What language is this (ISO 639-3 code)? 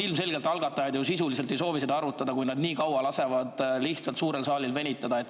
est